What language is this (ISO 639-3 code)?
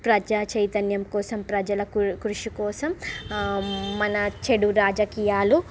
tel